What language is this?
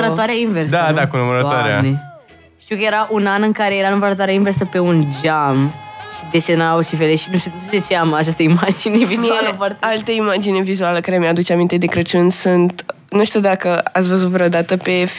Romanian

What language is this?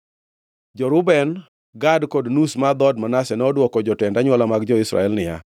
Luo (Kenya and Tanzania)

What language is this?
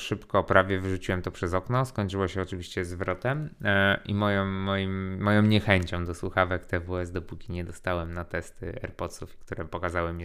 Polish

